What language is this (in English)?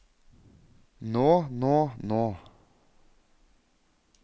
Norwegian